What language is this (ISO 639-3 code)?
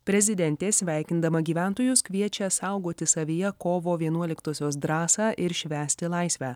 lit